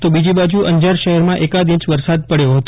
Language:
Gujarati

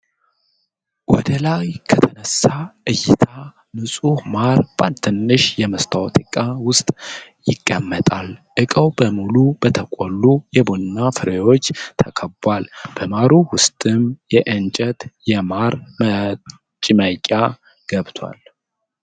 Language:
Amharic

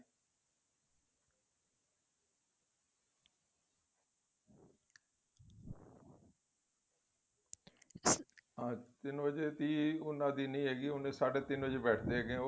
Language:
Punjabi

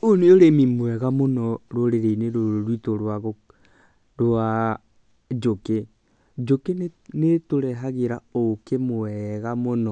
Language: Kikuyu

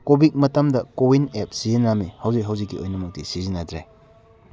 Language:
Manipuri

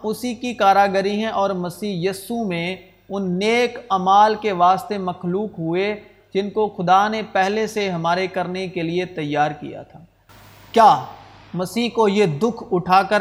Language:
Urdu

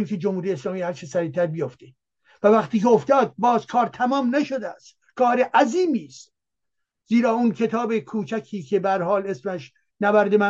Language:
Persian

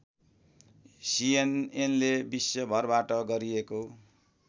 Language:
Nepali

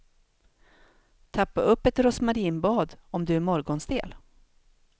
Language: Swedish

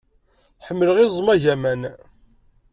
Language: Kabyle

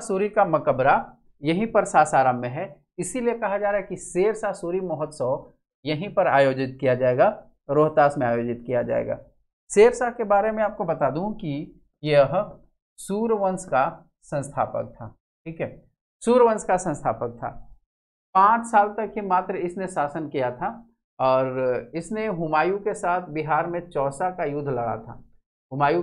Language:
Hindi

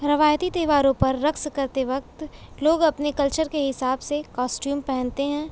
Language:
Urdu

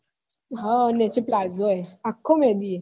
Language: Gujarati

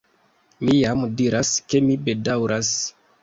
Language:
Esperanto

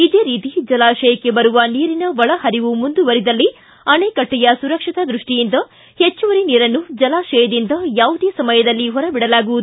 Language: Kannada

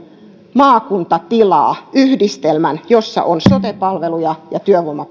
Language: Finnish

